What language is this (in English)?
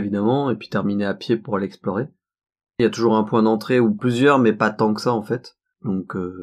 French